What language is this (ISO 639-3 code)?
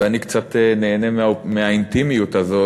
heb